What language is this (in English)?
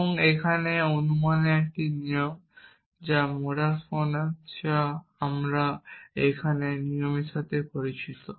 Bangla